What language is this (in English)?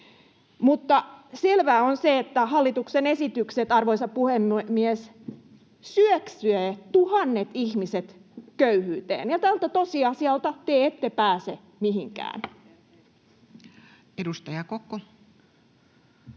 Finnish